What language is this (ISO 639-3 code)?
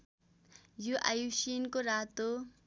nep